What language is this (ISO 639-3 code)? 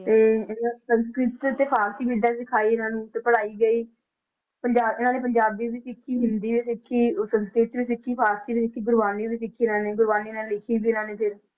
pan